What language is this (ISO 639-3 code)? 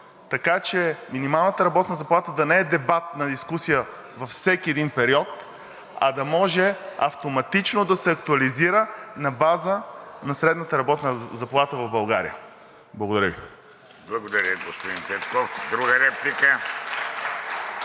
bul